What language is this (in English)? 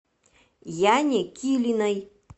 Russian